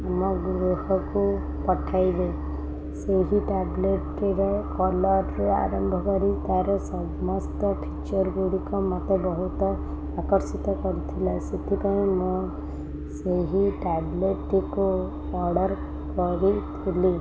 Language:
Odia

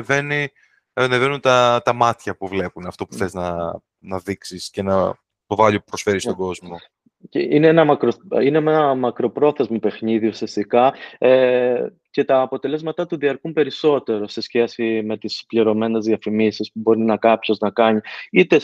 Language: Greek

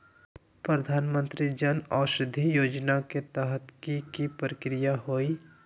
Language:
Magahi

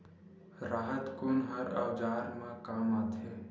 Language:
Chhattisgarhi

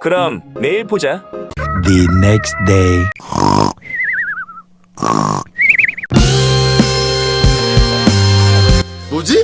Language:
Korean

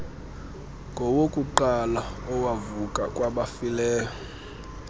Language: Xhosa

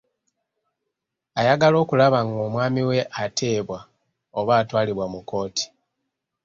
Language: Ganda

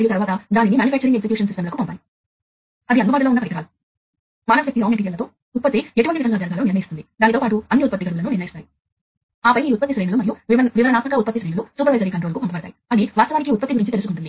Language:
Telugu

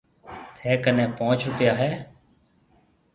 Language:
Marwari (Pakistan)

